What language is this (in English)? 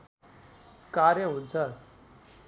Nepali